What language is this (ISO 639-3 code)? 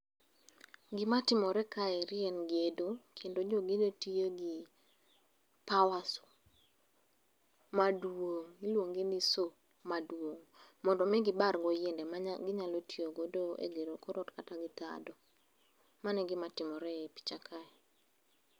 luo